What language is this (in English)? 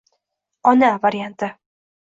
Uzbek